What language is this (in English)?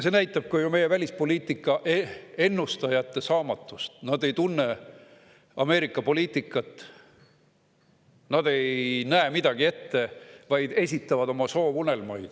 Estonian